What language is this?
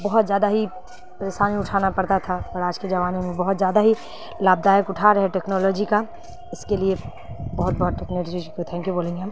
Urdu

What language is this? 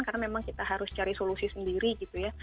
Indonesian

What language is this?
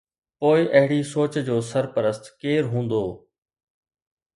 Sindhi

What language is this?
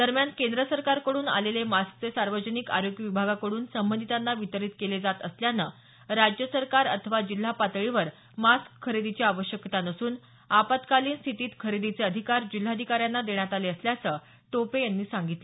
Marathi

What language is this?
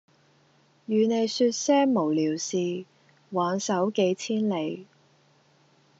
Cantonese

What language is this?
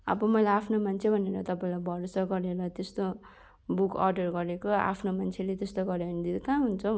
Nepali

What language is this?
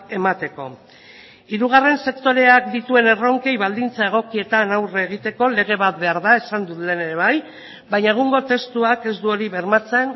Basque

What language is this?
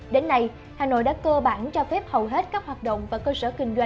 Vietnamese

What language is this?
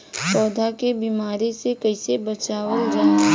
Bhojpuri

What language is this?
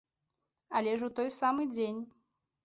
Belarusian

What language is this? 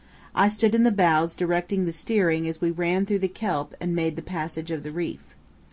English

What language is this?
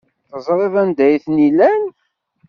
Kabyle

